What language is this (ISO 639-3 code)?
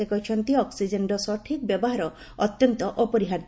ori